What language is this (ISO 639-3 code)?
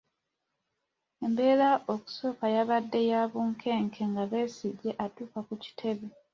lug